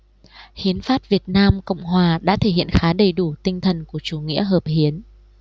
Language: Vietnamese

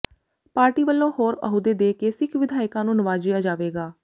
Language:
Punjabi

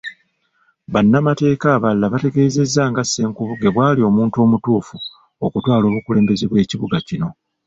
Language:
Ganda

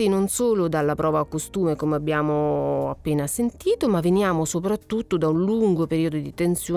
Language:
Italian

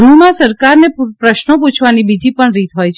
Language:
Gujarati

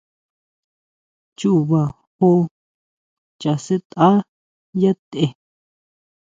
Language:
Huautla Mazatec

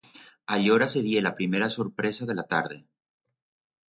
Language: Aragonese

